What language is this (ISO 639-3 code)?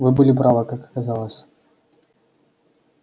rus